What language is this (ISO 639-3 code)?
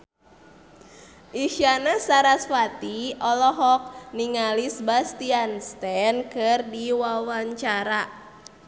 sun